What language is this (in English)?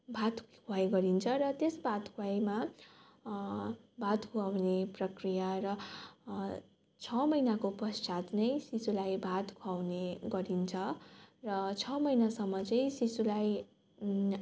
Nepali